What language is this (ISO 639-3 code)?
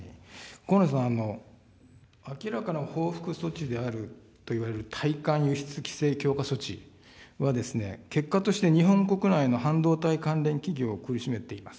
jpn